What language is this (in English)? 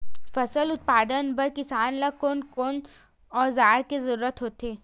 Chhattisgarhi